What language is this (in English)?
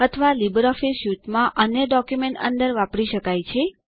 Gujarati